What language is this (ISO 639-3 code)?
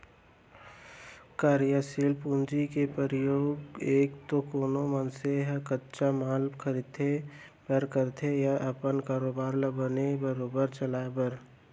hne